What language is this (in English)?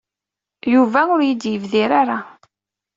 Kabyle